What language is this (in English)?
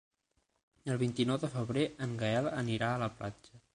Catalan